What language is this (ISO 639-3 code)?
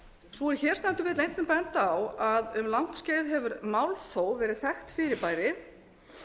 isl